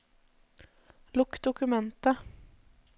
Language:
Norwegian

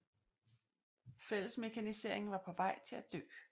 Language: Danish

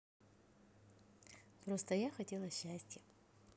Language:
Russian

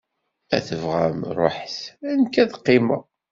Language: Kabyle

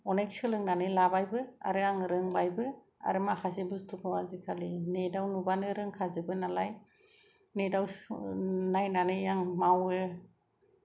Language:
Bodo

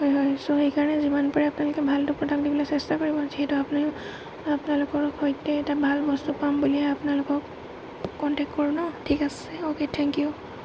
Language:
Assamese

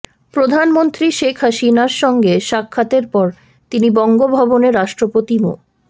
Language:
Bangla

